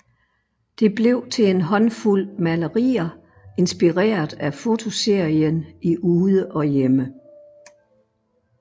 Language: Danish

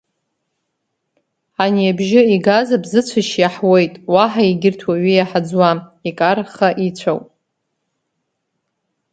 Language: Abkhazian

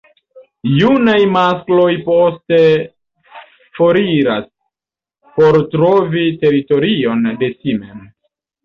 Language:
Esperanto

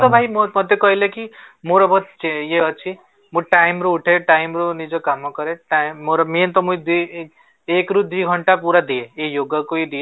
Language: Odia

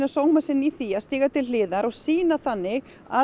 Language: Icelandic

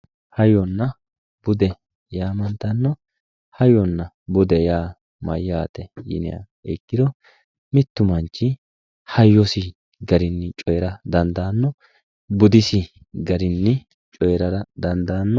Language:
Sidamo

